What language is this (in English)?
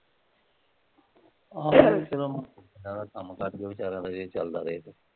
Punjabi